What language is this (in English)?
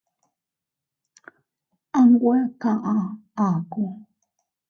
Teutila Cuicatec